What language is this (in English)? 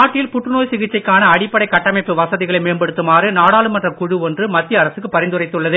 Tamil